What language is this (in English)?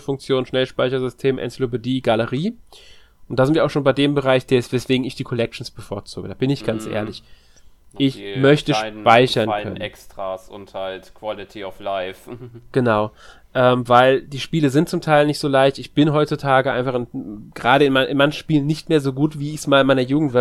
German